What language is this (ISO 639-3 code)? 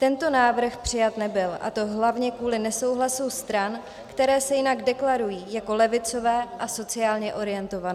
ces